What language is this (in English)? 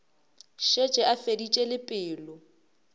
Northern Sotho